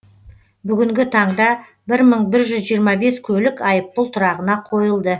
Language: Kazakh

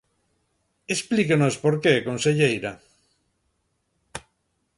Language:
Galician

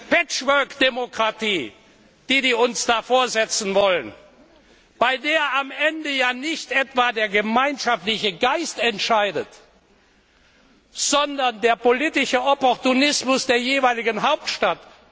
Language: German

